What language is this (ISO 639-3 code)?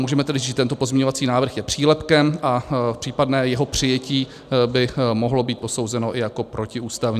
ces